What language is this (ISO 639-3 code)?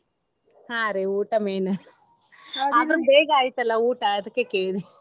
kan